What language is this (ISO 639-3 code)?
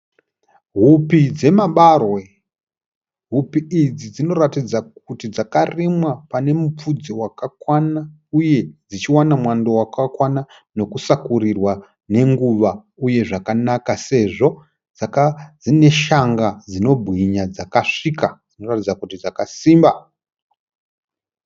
sna